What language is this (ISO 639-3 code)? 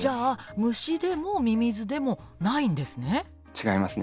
jpn